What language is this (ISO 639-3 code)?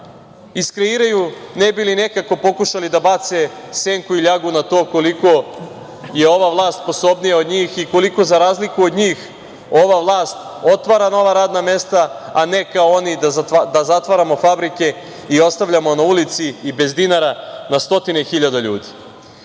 srp